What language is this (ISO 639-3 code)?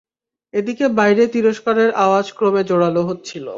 ben